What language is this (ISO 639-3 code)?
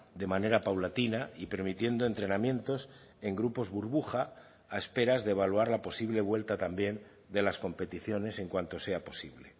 spa